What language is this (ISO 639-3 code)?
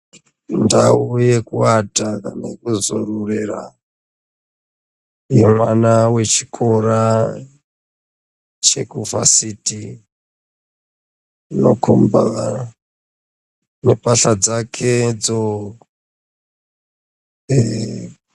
ndc